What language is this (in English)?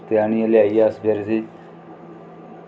Dogri